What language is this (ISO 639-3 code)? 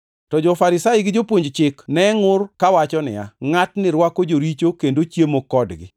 luo